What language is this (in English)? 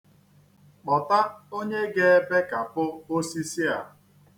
Igbo